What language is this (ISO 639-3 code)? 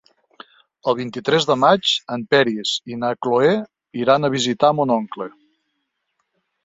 cat